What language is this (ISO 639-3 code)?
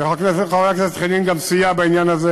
heb